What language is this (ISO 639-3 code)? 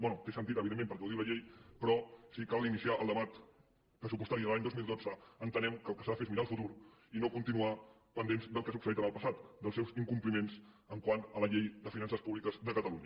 cat